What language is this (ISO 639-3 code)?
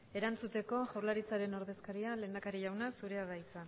eus